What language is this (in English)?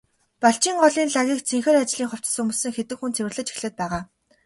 Mongolian